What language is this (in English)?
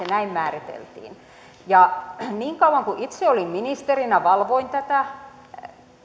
Finnish